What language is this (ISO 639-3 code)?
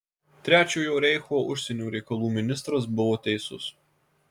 lit